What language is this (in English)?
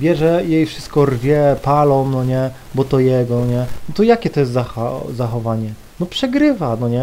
Polish